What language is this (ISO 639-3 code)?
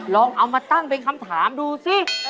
tha